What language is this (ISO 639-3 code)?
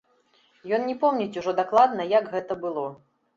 bel